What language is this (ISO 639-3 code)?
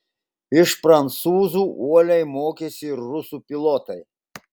lit